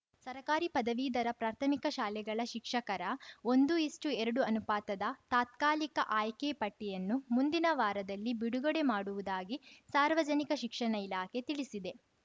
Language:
Kannada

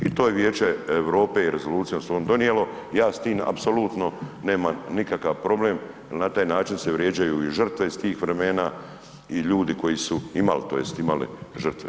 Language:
Croatian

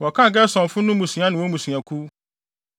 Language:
Akan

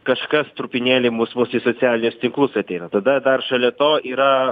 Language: Lithuanian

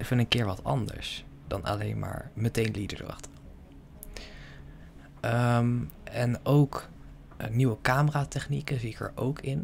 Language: Dutch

